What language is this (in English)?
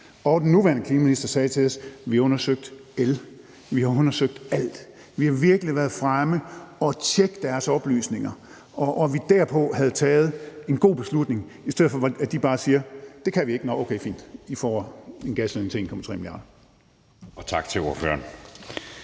Danish